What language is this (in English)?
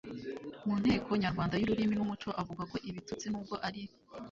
Kinyarwanda